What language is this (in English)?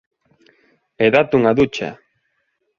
Galician